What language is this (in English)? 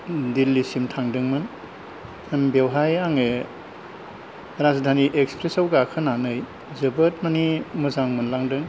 Bodo